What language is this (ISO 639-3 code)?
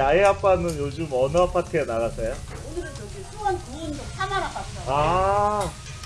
kor